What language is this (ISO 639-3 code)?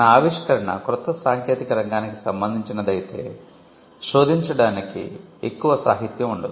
tel